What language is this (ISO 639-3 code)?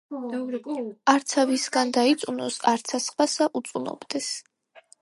kat